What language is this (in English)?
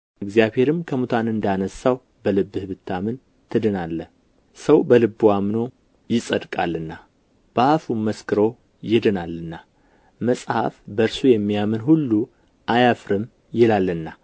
Amharic